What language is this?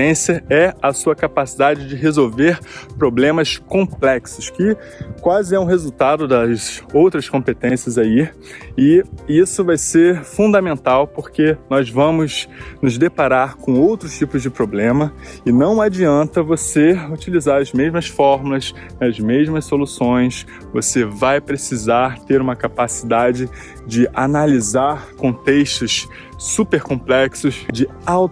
Portuguese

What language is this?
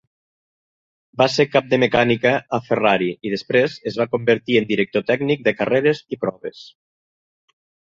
Catalan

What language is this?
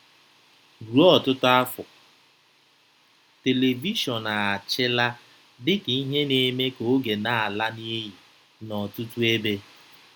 Igbo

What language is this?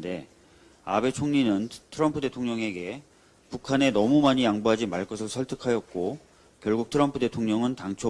Korean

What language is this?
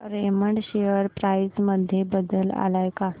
Marathi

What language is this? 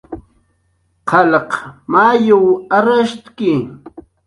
Jaqaru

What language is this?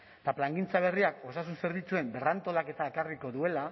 Basque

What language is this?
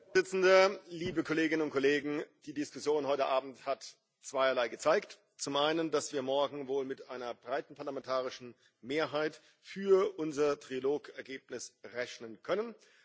German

